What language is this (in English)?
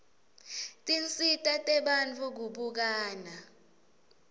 Swati